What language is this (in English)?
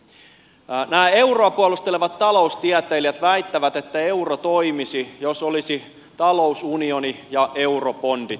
Finnish